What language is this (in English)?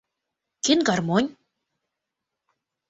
Mari